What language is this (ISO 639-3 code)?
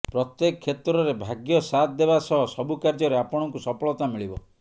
ori